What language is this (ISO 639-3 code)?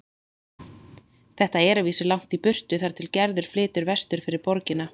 isl